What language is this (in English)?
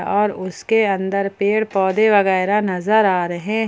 Hindi